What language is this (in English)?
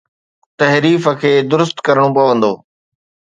Sindhi